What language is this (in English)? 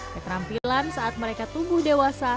Indonesian